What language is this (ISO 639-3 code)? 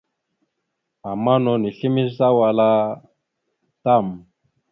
mxu